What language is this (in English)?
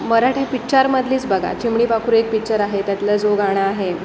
Marathi